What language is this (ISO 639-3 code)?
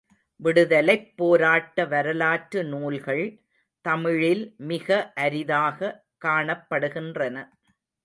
tam